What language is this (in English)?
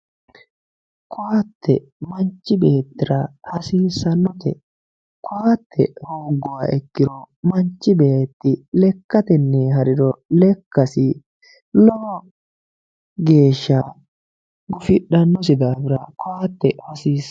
Sidamo